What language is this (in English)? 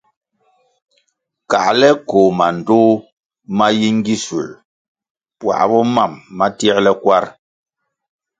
Kwasio